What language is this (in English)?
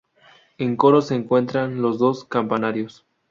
Spanish